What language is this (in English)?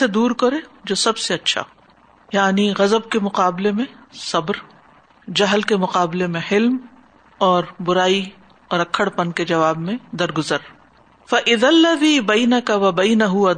Urdu